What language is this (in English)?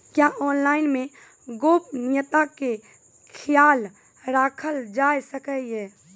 Maithili